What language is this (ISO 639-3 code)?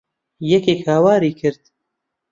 ckb